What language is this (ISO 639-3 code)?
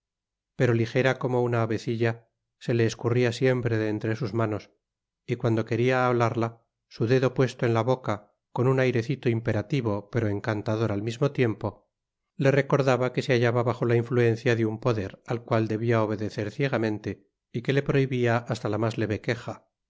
spa